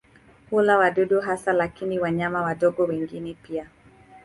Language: Swahili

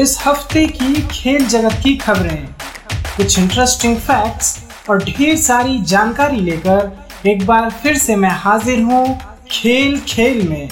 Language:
Hindi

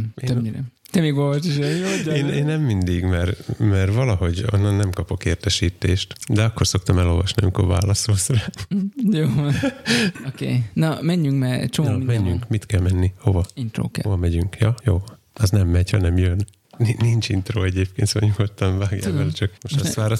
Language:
Hungarian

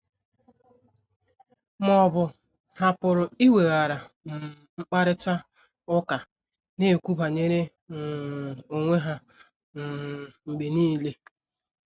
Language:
Igbo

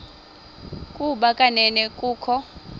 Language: Xhosa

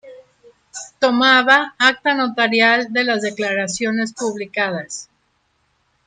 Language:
Spanish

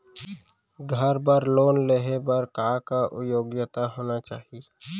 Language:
Chhattisgarhi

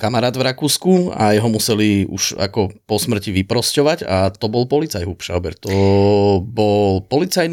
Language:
Slovak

